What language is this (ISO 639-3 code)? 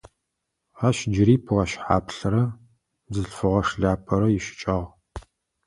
ady